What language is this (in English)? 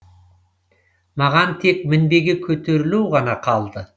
Kazakh